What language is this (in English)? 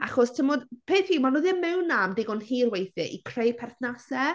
Welsh